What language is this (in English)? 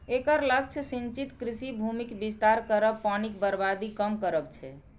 Maithili